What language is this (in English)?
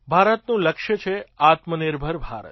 Gujarati